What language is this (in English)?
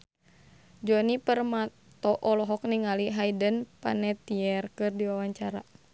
Sundanese